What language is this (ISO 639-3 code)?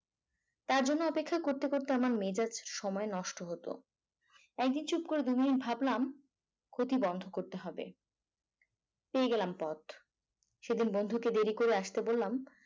ben